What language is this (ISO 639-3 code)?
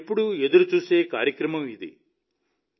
tel